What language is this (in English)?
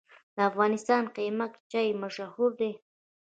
Pashto